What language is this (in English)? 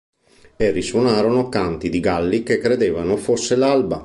Italian